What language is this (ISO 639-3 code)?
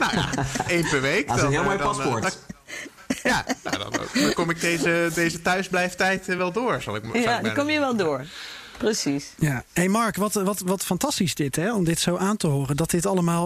nld